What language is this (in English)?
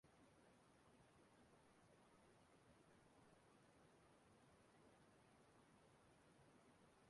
Igbo